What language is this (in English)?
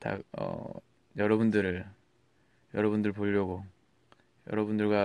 Korean